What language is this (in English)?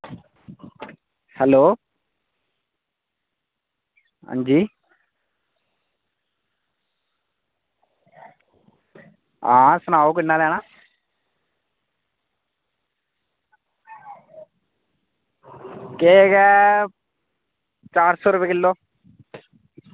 Dogri